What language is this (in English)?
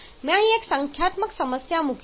Gujarati